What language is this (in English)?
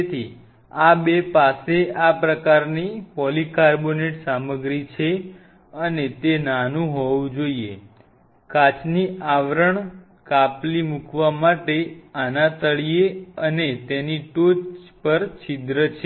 Gujarati